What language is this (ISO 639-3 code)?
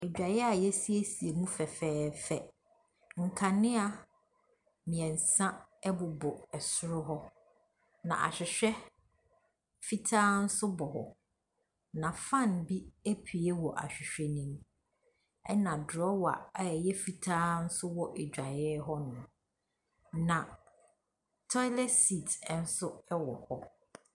aka